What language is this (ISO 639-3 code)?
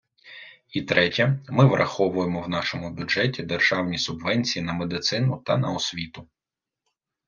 ukr